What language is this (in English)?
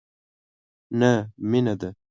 Pashto